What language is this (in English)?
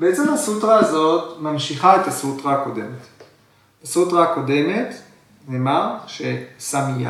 Hebrew